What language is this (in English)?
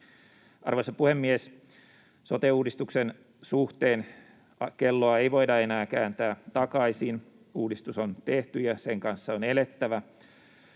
Finnish